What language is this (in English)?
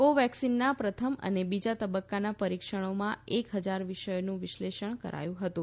Gujarati